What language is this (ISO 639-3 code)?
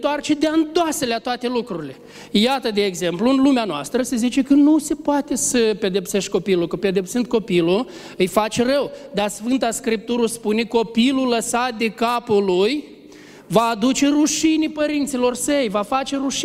ron